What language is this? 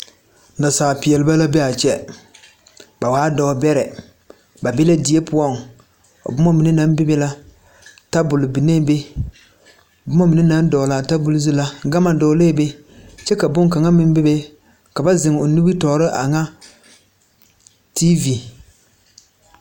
Southern Dagaare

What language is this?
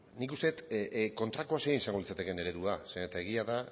Basque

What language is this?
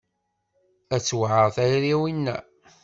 Kabyle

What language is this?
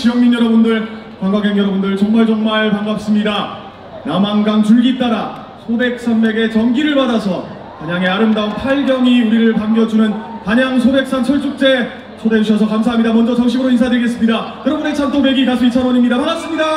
Korean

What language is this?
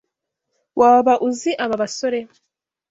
Kinyarwanda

